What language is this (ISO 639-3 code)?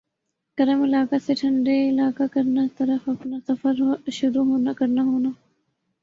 urd